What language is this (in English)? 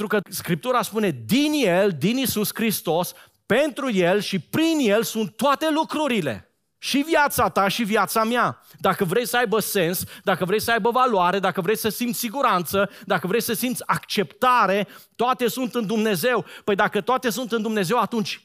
Romanian